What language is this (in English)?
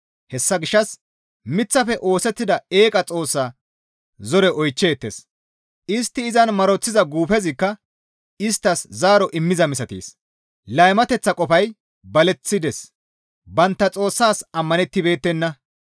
Gamo